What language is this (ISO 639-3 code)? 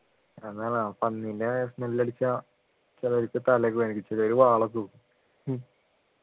mal